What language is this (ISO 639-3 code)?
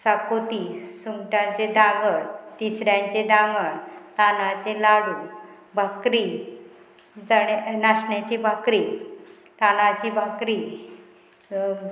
kok